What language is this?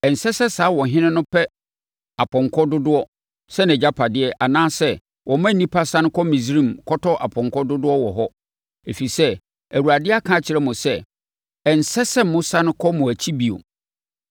Akan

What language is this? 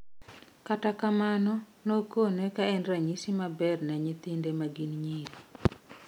Luo (Kenya and Tanzania)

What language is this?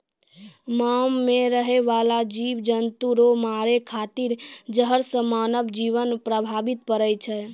Maithili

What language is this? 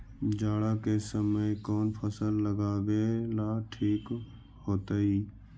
Magahi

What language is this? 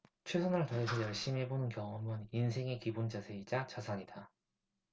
Korean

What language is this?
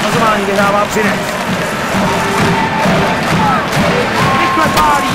Czech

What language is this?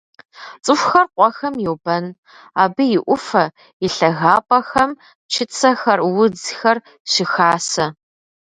Kabardian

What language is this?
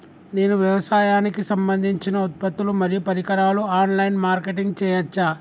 Telugu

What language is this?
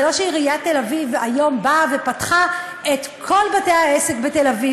Hebrew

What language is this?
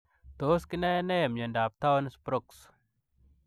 Kalenjin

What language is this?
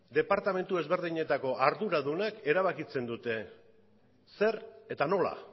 Basque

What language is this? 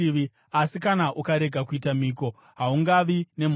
Shona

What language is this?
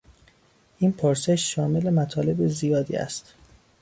Persian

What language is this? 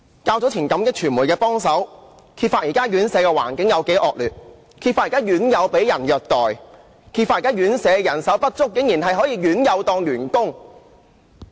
Cantonese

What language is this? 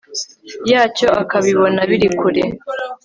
Kinyarwanda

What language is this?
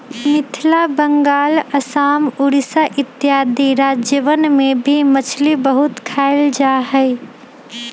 Magahi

